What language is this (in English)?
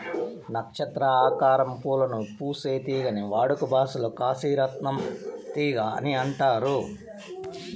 Telugu